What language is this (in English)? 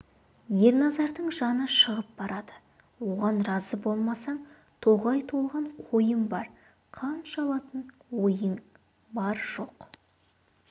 Kazakh